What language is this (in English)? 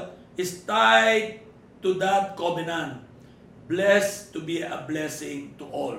Filipino